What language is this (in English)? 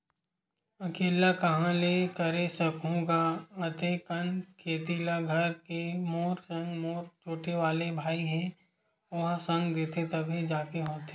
Chhattisgarhi